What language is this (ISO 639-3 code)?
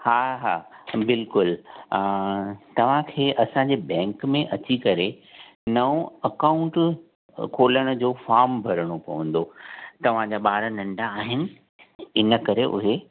snd